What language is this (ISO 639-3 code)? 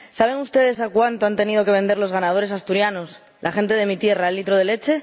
spa